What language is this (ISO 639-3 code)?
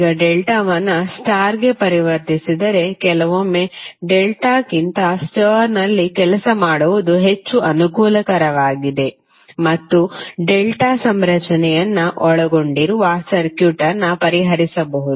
kan